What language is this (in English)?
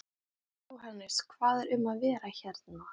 Icelandic